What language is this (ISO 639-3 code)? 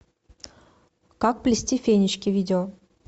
rus